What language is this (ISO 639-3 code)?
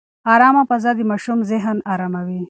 pus